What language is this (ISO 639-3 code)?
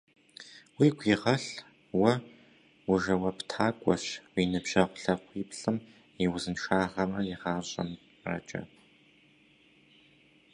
kbd